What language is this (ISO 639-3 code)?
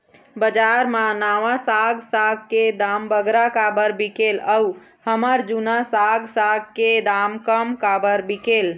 hne